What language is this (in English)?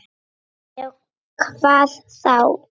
Icelandic